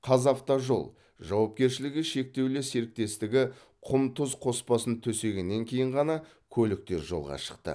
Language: Kazakh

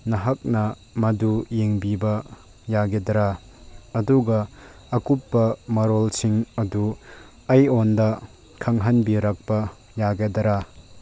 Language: Manipuri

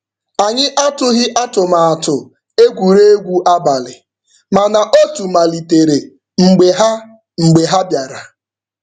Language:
Igbo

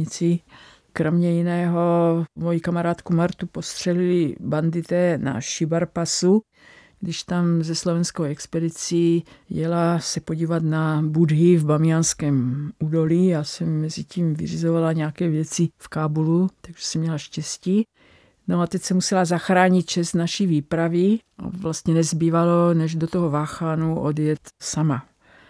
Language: Czech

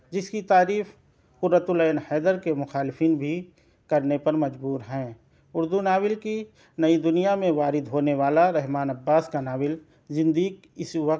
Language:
Urdu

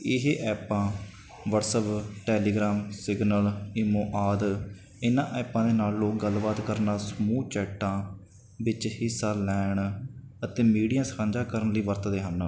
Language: Punjabi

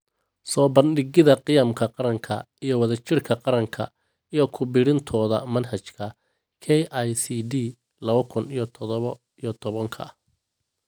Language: Somali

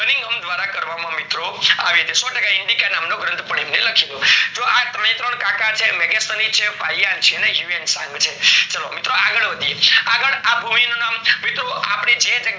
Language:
Gujarati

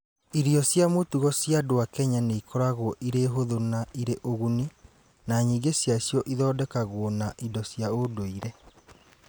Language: Kikuyu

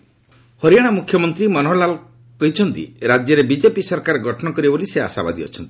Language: Odia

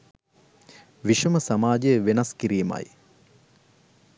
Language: Sinhala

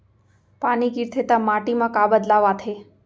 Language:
Chhattisgarhi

